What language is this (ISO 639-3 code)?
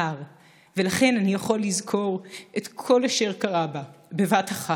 heb